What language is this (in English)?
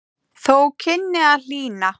Icelandic